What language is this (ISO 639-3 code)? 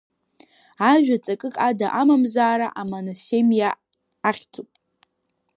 abk